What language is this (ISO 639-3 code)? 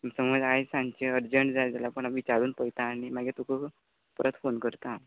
kok